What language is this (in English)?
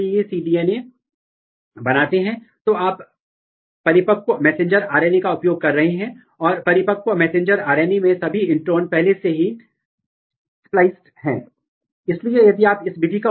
Hindi